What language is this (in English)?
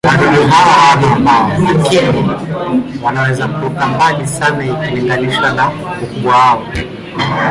Swahili